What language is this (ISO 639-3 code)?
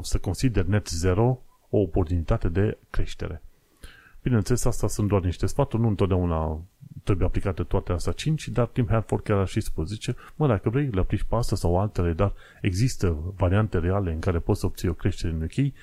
ron